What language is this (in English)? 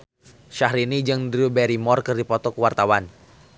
Sundanese